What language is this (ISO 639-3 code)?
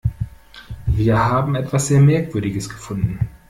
deu